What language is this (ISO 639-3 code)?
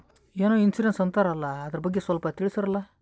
kan